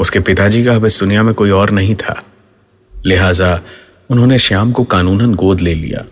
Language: Hindi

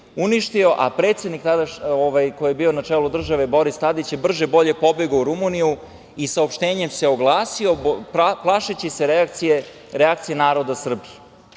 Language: Serbian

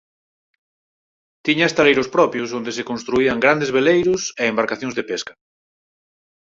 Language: Galician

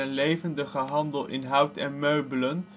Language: Dutch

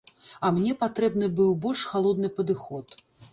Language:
Belarusian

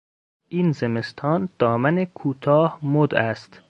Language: Persian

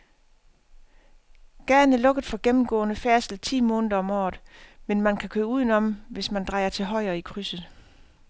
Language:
Danish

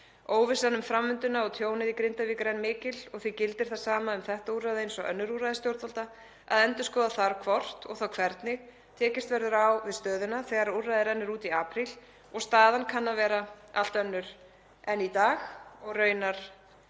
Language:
Icelandic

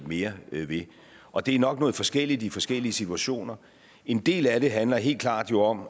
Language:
Danish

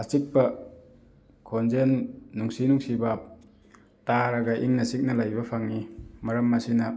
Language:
Manipuri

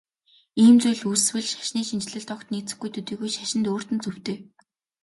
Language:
Mongolian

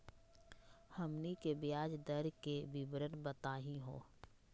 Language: Magahi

